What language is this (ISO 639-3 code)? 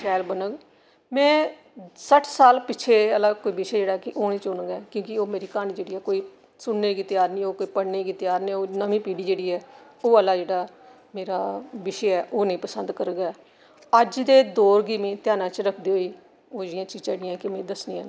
doi